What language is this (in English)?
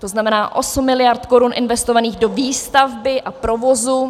Czech